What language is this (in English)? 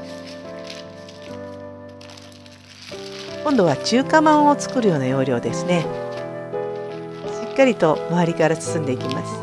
Japanese